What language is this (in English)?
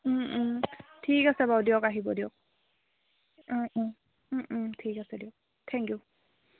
Assamese